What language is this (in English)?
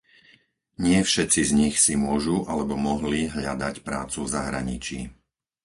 Slovak